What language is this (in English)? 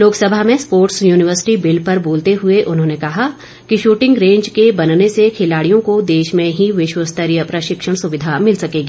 Hindi